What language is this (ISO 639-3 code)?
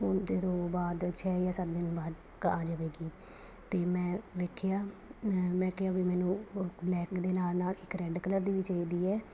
pan